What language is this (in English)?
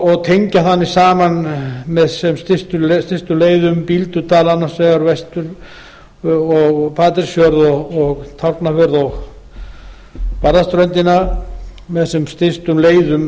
Icelandic